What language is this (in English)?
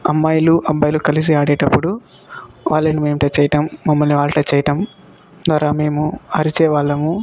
Telugu